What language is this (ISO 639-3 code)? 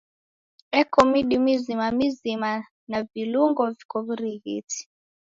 dav